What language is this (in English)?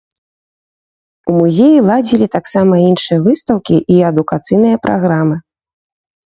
Belarusian